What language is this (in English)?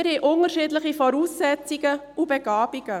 Swiss German